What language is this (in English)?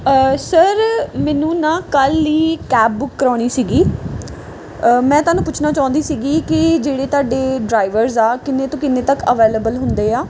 Punjabi